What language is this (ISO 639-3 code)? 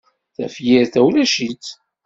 kab